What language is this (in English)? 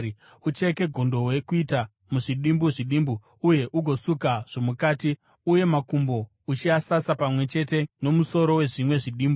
Shona